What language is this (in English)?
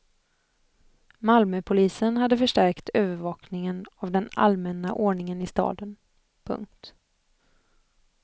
Swedish